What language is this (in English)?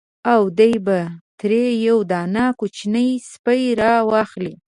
Pashto